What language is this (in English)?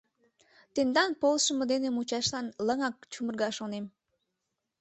Mari